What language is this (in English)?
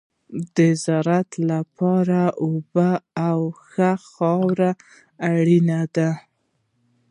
Pashto